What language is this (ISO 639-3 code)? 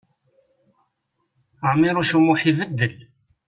kab